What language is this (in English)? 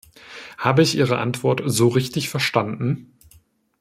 German